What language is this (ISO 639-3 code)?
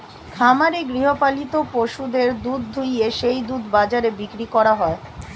ben